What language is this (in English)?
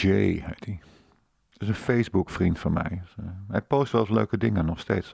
Dutch